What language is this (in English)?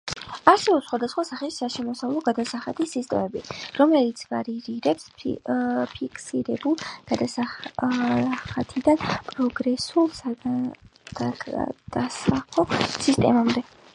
Georgian